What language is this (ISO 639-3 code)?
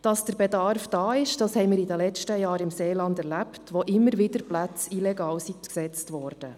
gsw